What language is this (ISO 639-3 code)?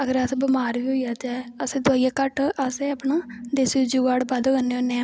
doi